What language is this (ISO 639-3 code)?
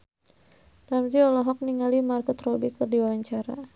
sun